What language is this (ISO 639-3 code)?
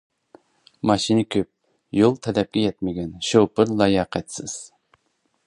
uig